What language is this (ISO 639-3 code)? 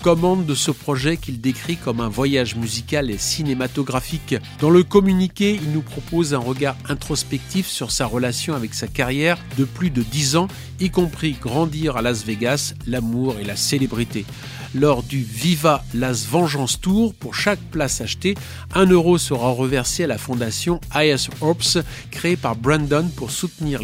fra